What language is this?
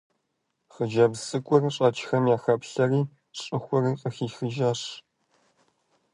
Kabardian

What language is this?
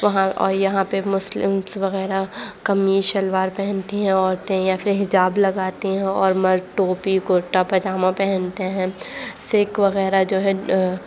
Urdu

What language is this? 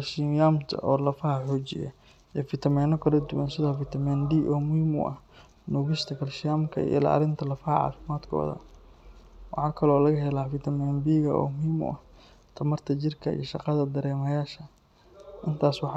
Somali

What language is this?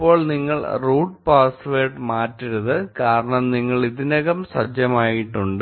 Malayalam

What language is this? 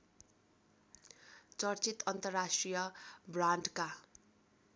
Nepali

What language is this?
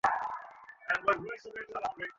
Bangla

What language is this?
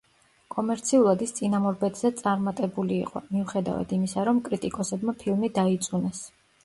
Georgian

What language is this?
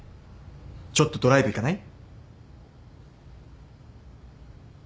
Japanese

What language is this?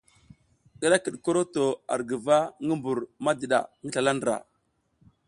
South Giziga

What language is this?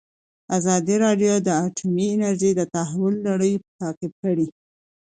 Pashto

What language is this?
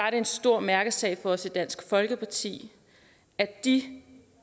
Danish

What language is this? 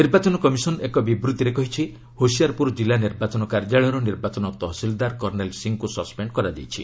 Odia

